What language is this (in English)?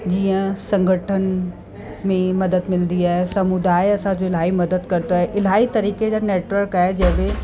Sindhi